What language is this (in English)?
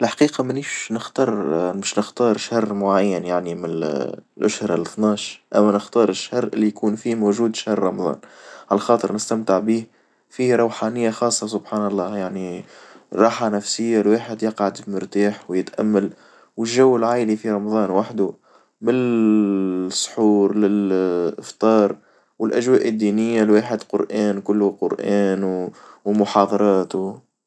Tunisian Arabic